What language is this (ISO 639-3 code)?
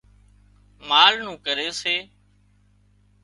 kxp